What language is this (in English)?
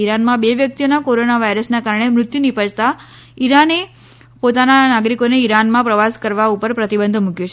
Gujarati